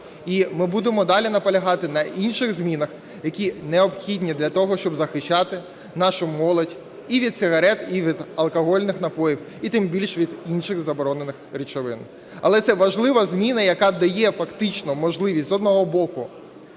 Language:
Ukrainian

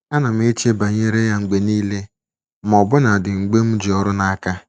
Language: Igbo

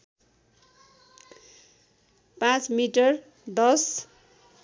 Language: Nepali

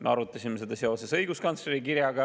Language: Estonian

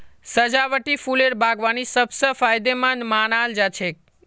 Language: Magahi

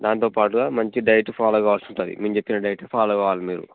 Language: Telugu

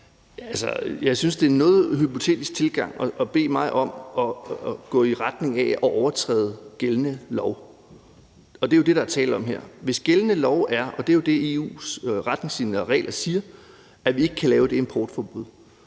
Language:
Danish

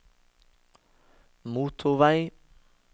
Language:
Norwegian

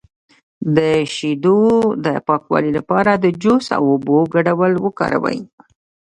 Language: Pashto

